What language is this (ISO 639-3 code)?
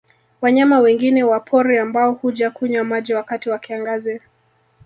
swa